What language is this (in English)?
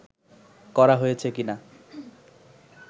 Bangla